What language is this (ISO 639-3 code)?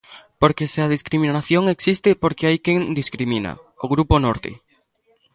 glg